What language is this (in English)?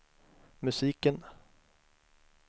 Swedish